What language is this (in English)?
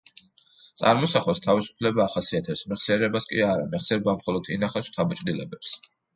Georgian